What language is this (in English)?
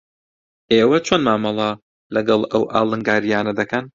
Central Kurdish